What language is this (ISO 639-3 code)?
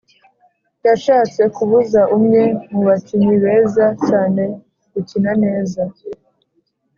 kin